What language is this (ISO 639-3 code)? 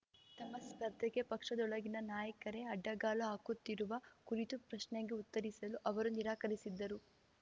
kan